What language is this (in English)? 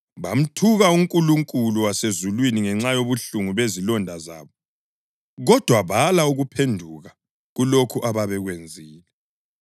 North Ndebele